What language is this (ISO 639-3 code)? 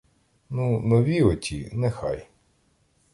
ukr